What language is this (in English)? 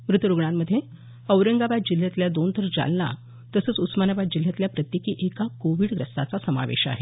Marathi